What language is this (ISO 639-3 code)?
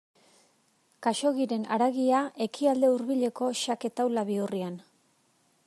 eus